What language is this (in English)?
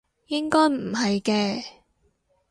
Cantonese